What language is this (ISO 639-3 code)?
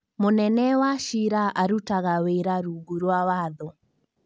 kik